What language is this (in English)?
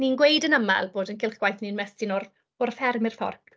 Welsh